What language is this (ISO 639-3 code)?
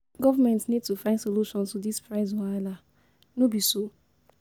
pcm